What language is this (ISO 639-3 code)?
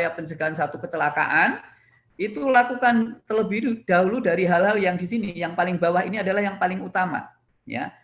ind